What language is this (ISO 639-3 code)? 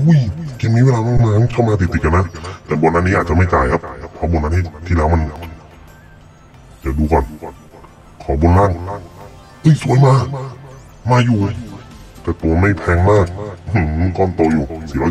tha